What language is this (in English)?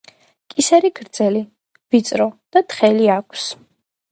Georgian